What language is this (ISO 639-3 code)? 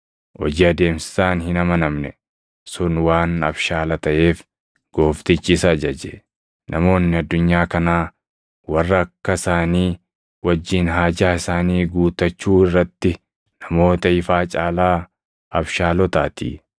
orm